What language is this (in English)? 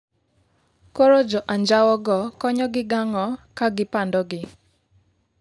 Luo (Kenya and Tanzania)